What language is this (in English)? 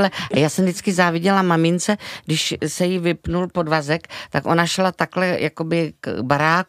Czech